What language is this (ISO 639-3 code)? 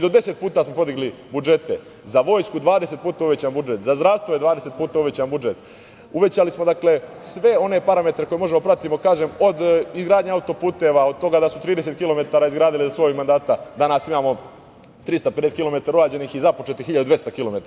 srp